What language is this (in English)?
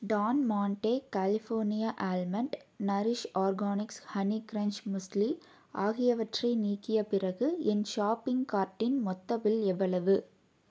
Tamil